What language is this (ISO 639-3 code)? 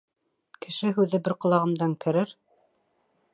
bak